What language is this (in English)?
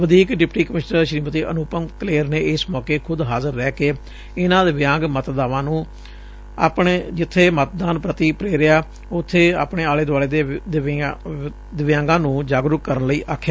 Punjabi